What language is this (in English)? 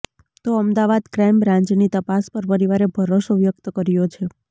Gujarati